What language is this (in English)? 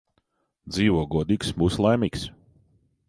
Latvian